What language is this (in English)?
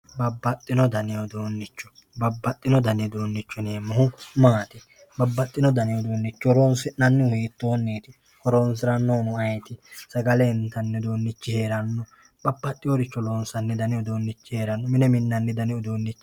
Sidamo